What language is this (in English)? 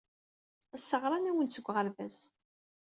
Kabyle